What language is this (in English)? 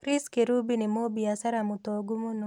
Kikuyu